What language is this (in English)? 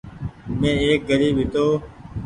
Goaria